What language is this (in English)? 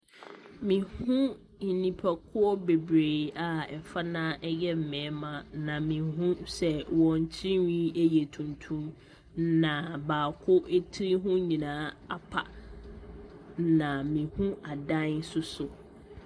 Akan